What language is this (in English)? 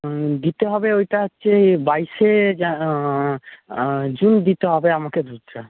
Bangla